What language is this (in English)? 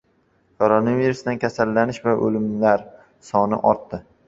Uzbek